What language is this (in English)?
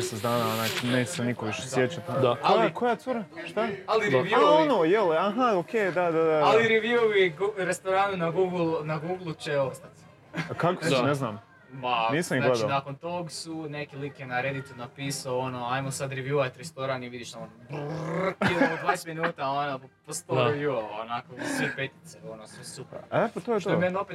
Croatian